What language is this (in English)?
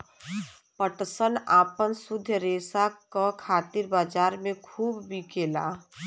Bhojpuri